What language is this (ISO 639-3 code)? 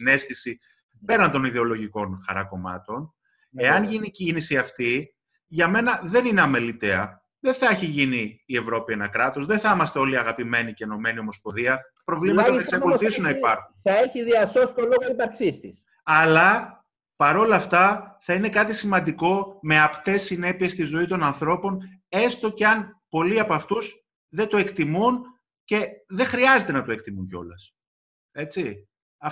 ell